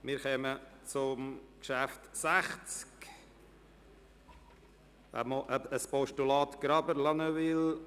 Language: Swiss German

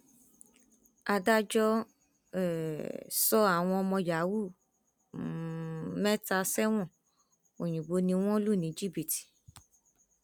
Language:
Yoruba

